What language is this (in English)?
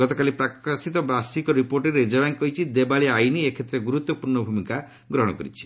Odia